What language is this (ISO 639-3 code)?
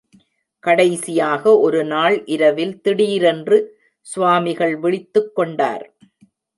tam